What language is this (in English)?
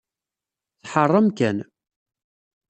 Kabyle